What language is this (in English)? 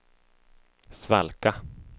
Swedish